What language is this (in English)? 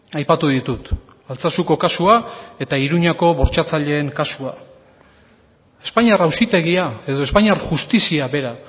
Basque